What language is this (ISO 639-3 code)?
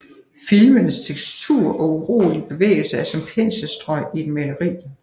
dan